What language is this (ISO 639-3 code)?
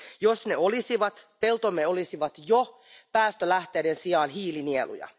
fin